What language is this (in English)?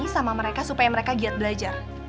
Indonesian